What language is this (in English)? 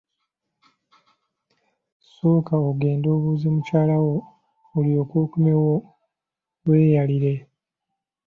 Ganda